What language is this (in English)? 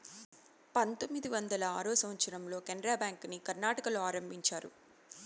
Telugu